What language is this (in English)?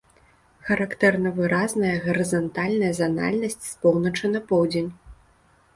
Belarusian